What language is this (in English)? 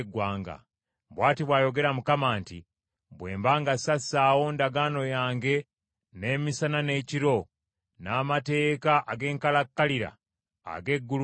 Ganda